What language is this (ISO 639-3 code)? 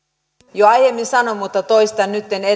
fin